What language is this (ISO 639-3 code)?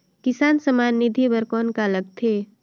hne